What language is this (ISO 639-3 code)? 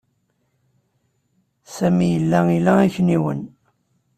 kab